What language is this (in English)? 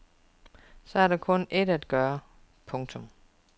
Danish